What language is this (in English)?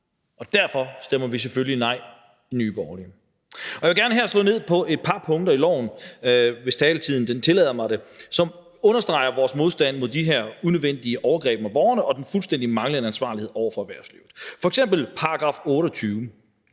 Danish